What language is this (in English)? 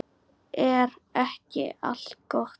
Icelandic